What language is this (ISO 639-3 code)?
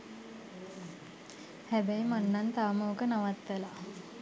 sin